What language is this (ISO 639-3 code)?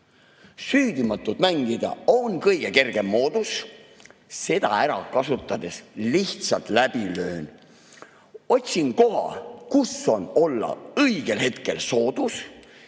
est